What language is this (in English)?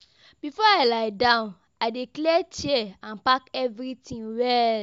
Nigerian Pidgin